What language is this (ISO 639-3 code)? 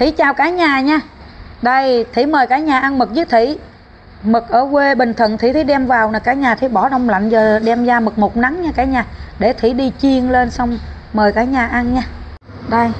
vie